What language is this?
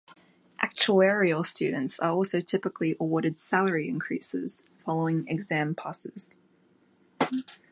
English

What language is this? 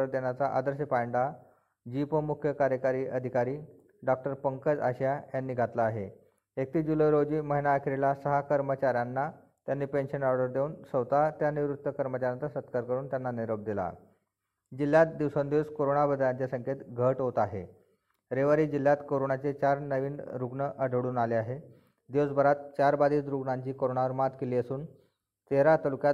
Marathi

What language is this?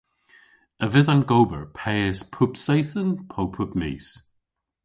Cornish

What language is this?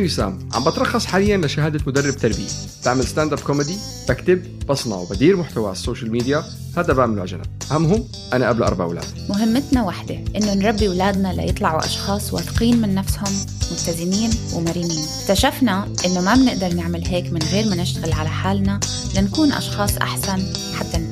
Arabic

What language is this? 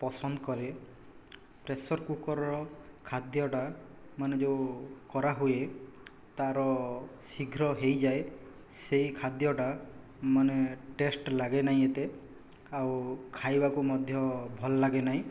Odia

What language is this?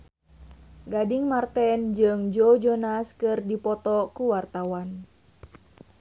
Sundanese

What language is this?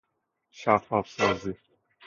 Persian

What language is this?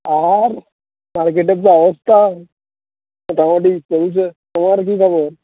Bangla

